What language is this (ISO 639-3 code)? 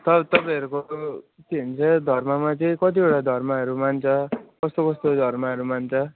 nep